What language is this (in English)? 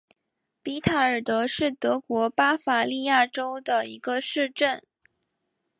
Chinese